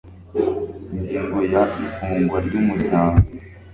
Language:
Kinyarwanda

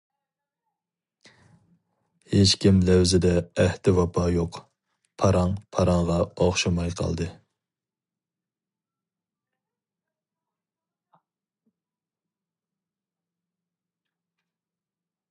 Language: Uyghur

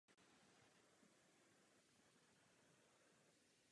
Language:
Czech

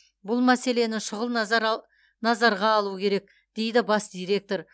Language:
Kazakh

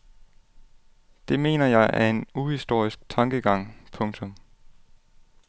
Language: Danish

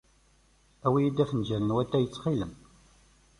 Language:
Kabyle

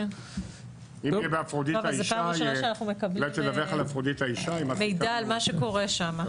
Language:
Hebrew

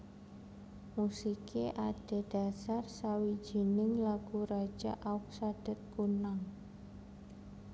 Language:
Javanese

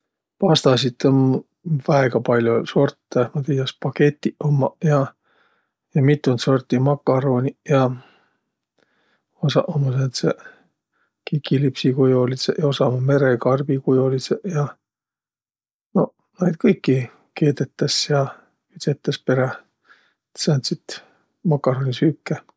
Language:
Võro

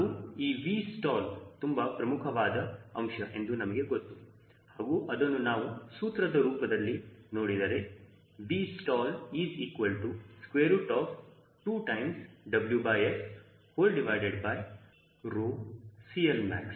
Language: Kannada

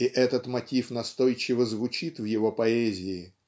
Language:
Russian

